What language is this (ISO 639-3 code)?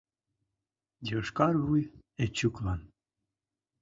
chm